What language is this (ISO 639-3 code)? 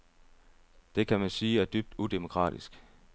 dan